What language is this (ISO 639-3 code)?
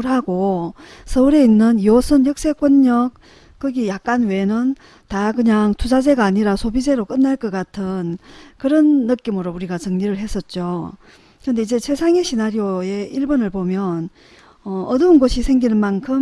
kor